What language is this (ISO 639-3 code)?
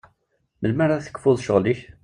kab